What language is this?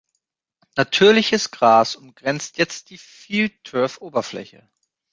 German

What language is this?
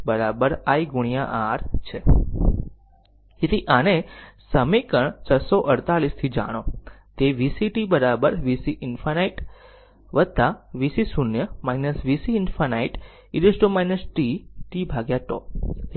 Gujarati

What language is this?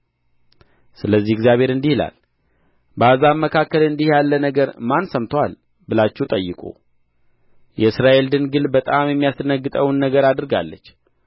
Amharic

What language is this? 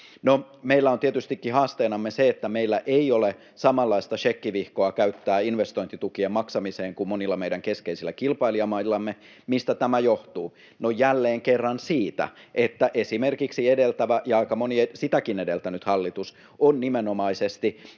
Finnish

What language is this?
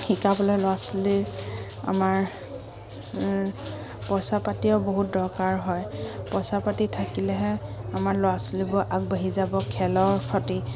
Assamese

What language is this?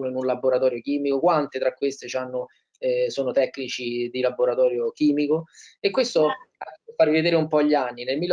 Italian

